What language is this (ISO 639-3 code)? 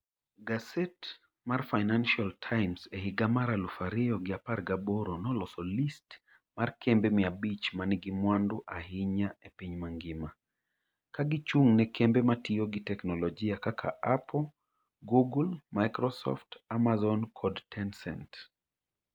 luo